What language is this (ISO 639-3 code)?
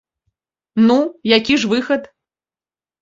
bel